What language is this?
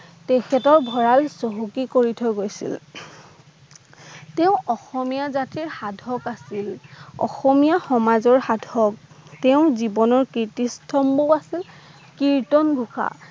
Assamese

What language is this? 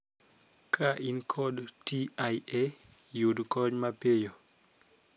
Luo (Kenya and Tanzania)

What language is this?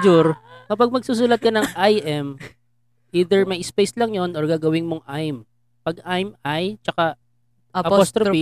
Filipino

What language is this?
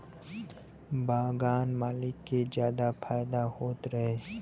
Bhojpuri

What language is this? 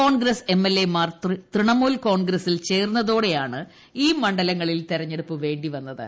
Malayalam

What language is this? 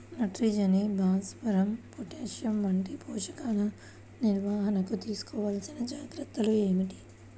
Telugu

